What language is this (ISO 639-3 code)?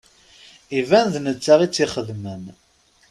kab